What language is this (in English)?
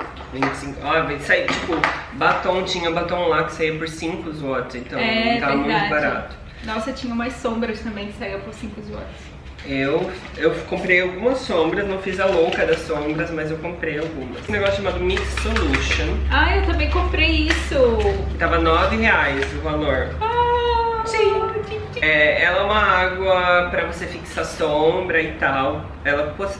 Portuguese